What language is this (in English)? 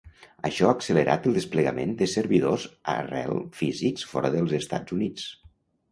Catalan